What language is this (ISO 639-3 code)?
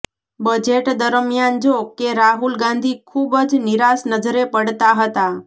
guj